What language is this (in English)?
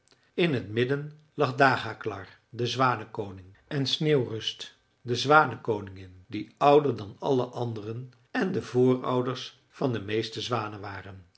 Dutch